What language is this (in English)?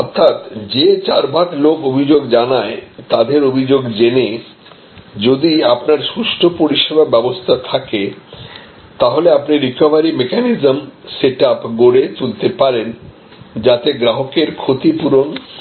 Bangla